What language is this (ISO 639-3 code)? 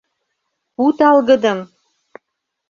chm